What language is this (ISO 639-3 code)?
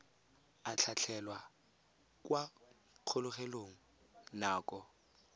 tsn